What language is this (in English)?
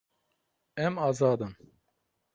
Kurdish